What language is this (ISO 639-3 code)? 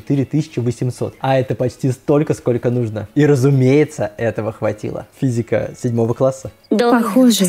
rus